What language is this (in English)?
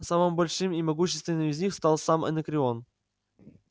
Russian